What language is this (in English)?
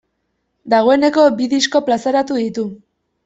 Basque